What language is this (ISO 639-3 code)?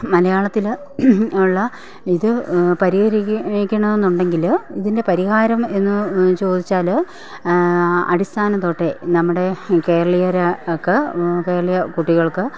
mal